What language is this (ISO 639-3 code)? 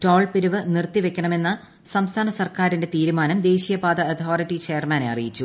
mal